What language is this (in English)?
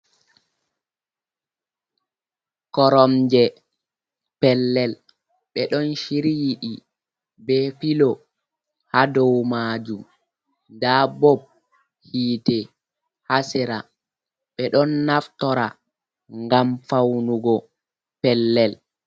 Fula